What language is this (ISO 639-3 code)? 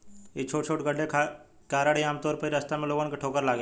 bho